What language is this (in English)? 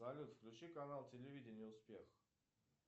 Russian